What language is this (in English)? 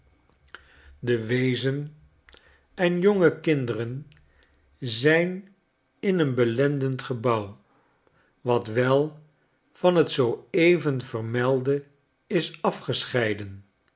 Dutch